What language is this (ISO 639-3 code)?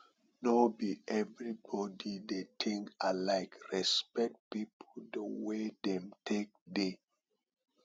pcm